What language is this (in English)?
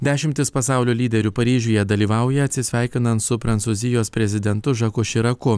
Lithuanian